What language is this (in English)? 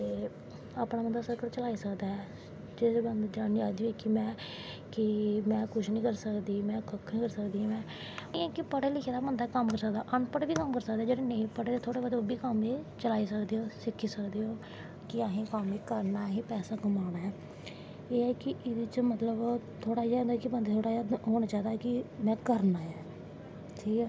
Dogri